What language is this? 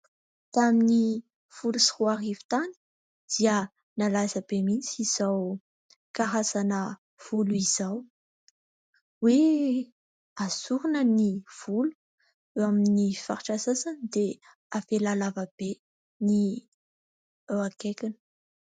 Malagasy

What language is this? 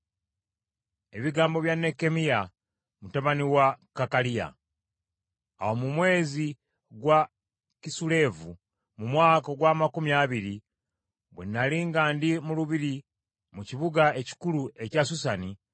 Ganda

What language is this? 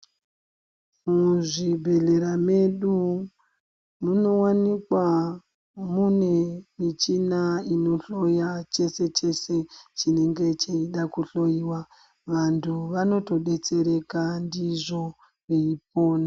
Ndau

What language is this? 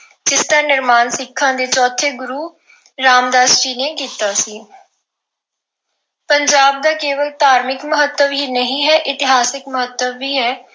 Punjabi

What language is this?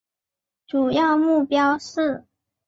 Chinese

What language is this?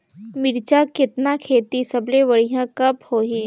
Chhattisgarhi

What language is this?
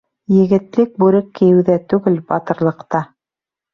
Bashkir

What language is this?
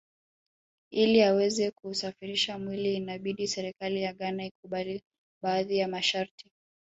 Swahili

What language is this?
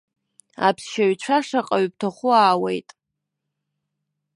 Abkhazian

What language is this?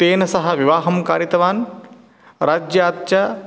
Sanskrit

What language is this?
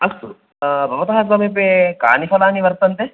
Sanskrit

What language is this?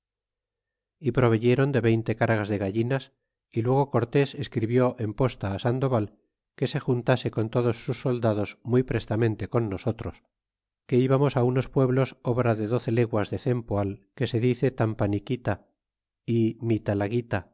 Spanish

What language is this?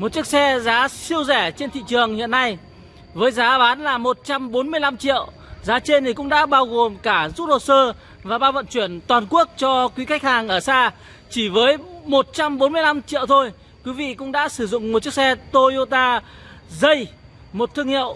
Vietnamese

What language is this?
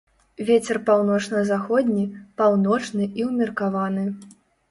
Belarusian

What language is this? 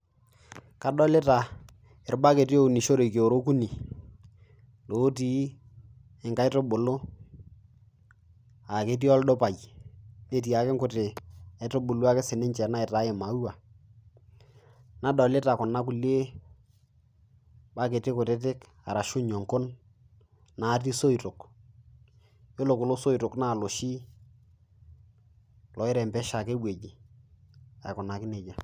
Masai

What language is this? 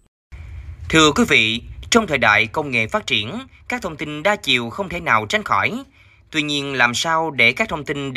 Vietnamese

